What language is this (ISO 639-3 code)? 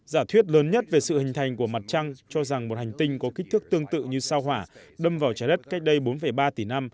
vie